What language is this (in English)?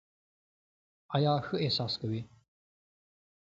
Pashto